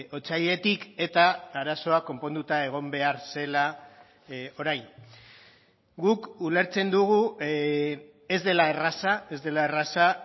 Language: Basque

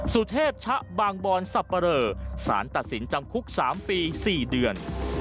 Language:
Thai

